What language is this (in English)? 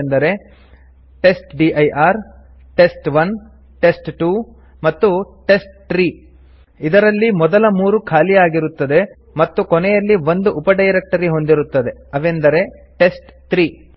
Kannada